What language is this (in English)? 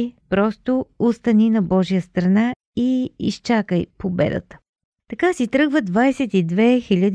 Bulgarian